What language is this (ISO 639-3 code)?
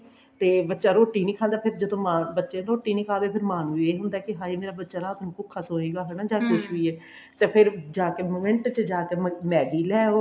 pan